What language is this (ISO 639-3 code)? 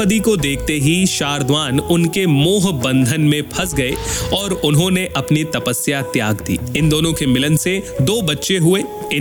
hin